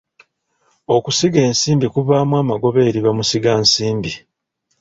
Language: Ganda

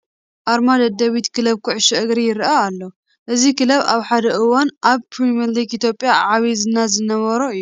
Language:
Tigrinya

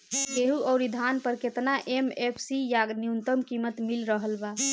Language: Bhojpuri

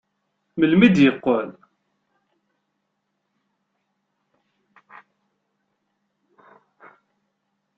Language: Kabyle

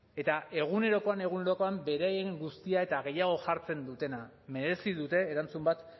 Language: Basque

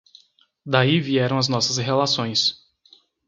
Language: Portuguese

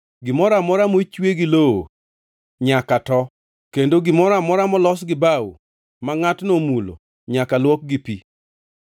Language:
Luo (Kenya and Tanzania)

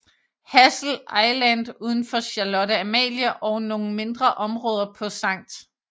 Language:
Danish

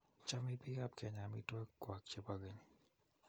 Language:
Kalenjin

